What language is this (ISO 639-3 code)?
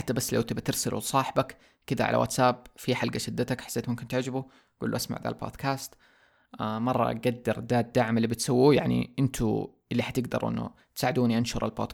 ara